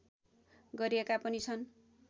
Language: Nepali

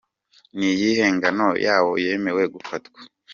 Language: Kinyarwanda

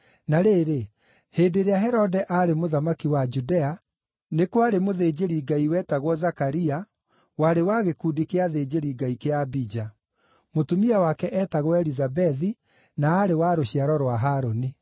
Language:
Kikuyu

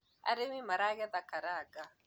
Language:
Kikuyu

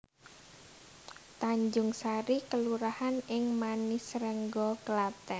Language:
Javanese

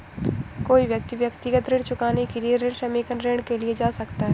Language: Hindi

